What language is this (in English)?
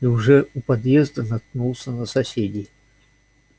Russian